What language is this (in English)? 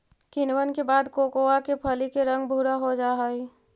Magahi